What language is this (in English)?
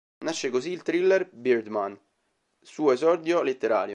Italian